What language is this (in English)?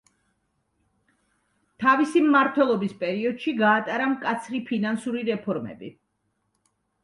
Georgian